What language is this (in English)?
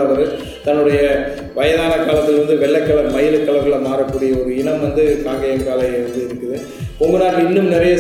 Tamil